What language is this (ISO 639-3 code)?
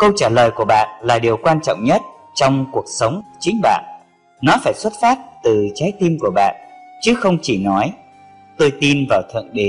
vie